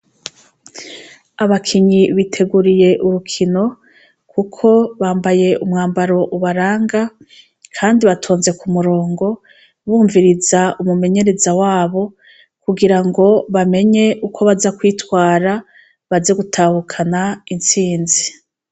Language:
Rundi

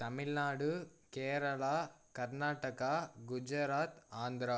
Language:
Tamil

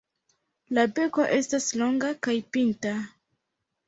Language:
Esperanto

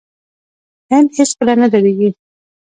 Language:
Pashto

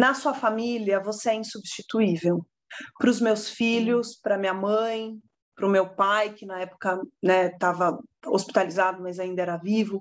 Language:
Portuguese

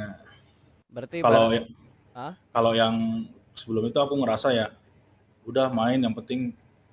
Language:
Indonesian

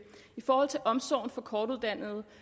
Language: Danish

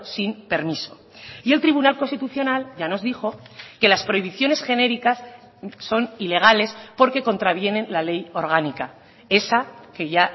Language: Spanish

